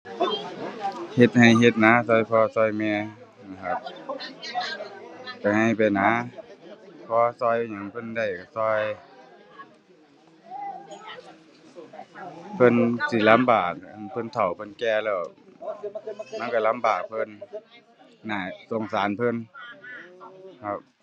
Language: Thai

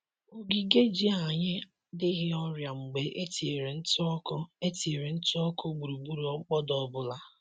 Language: Igbo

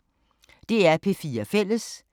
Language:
Danish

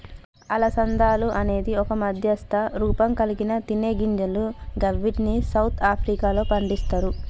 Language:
Telugu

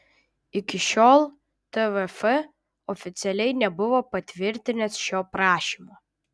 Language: Lithuanian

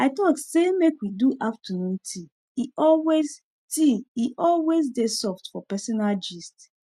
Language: Nigerian Pidgin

